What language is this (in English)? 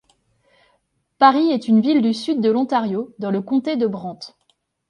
French